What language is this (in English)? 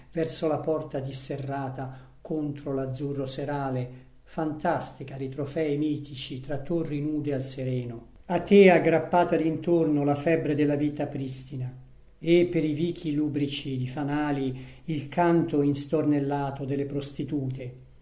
Italian